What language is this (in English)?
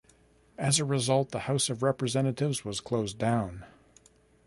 English